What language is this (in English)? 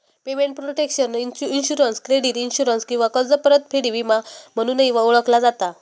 Marathi